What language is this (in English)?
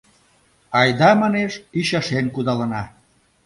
Mari